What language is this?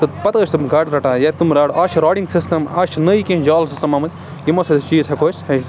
Kashmiri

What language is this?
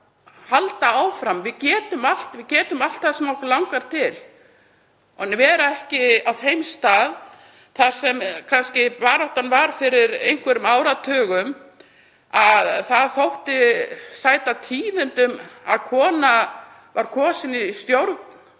Icelandic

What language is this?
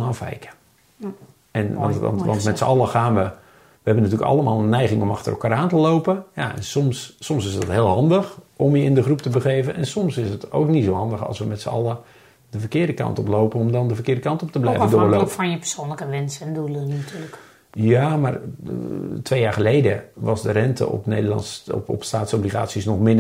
Dutch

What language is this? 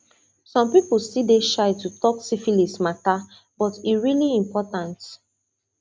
Nigerian Pidgin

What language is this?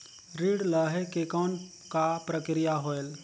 Chhattisgarhi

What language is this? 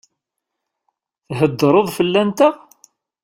Kabyle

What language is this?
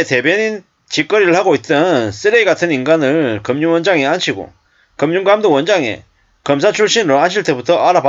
Korean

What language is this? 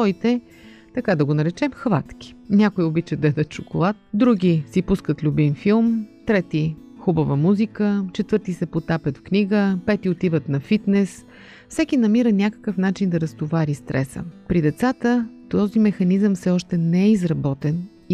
Bulgarian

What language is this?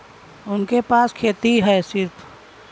Bhojpuri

